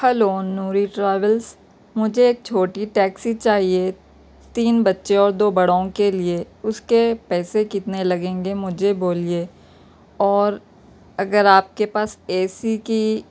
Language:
Urdu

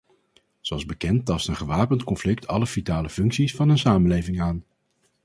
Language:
Dutch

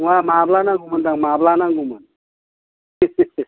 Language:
Bodo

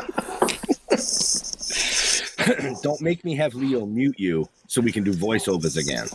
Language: English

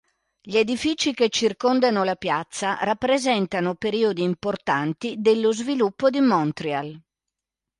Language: Italian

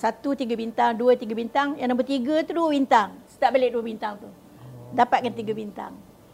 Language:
Malay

